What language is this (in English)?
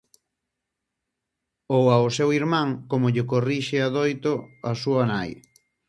Galician